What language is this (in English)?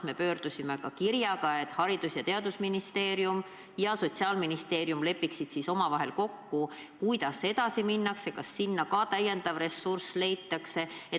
Estonian